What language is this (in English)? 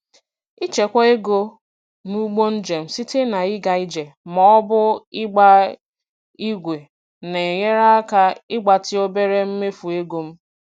Igbo